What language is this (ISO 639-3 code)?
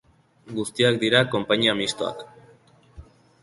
eus